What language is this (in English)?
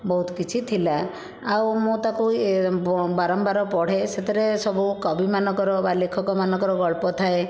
Odia